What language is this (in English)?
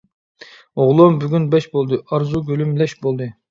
Uyghur